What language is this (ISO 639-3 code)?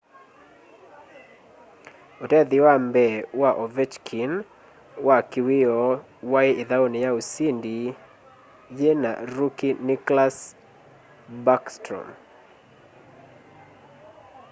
kam